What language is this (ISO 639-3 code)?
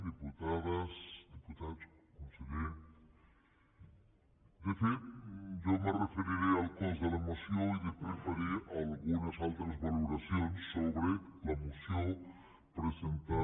cat